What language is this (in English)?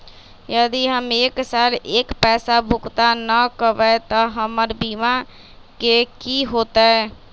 Magahi